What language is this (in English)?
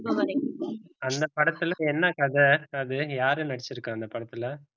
Tamil